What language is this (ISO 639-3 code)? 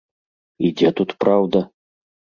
bel